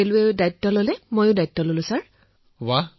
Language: Assamese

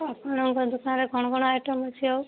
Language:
Odia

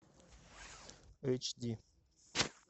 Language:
Russian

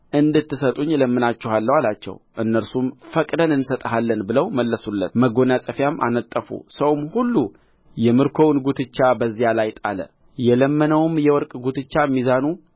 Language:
Amharic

